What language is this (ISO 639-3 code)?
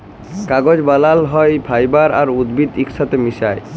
ben